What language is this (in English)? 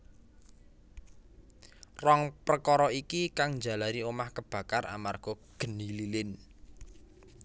Javanese